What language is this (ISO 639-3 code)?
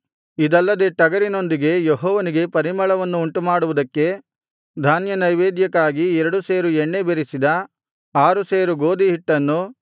kan